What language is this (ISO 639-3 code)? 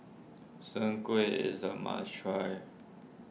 eng